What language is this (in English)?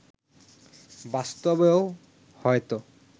Bangla